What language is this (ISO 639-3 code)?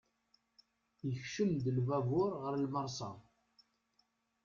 kab